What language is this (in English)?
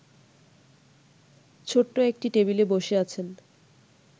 Bangla